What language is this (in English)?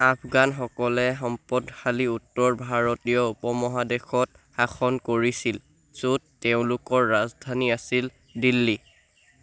Assamese